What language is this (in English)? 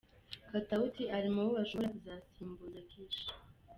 Kinyarwanda